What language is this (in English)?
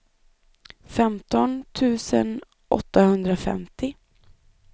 Swedish